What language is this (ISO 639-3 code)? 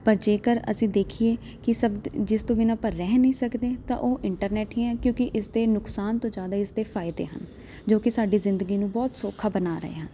pan